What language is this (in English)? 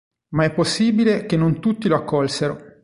Italian